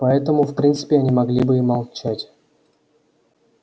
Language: Russian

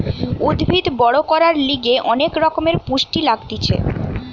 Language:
Bangla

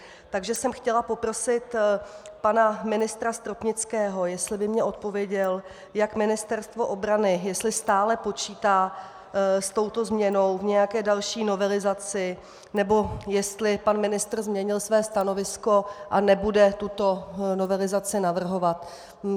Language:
Czech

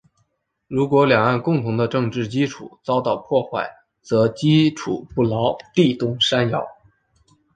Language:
Chinese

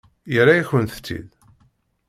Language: Kabyle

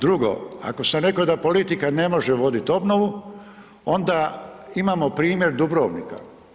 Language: Croatian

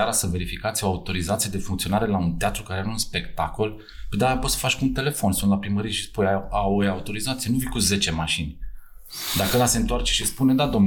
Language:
Romanian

